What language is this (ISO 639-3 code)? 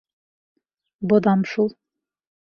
bak